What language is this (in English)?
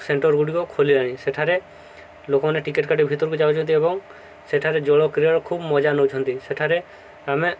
Odia